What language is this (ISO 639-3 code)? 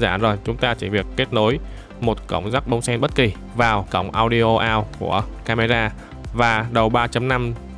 vie